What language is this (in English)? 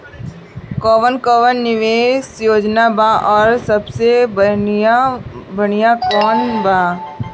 Bhojpuri